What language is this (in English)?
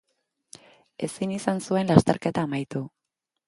Basque